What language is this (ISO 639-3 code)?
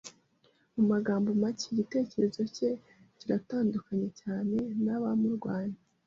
kin